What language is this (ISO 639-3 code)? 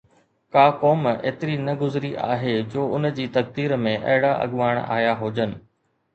snd